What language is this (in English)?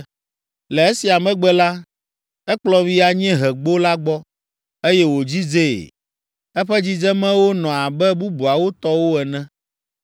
Ewe